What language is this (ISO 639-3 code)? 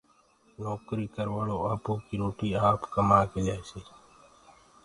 ggg